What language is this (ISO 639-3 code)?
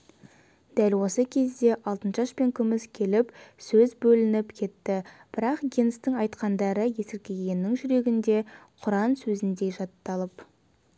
kaz